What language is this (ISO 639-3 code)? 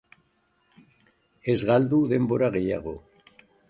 eus